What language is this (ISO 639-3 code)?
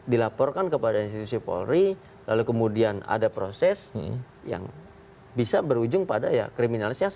ind